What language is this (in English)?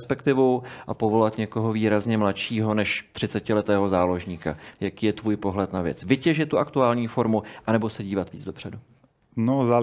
Czech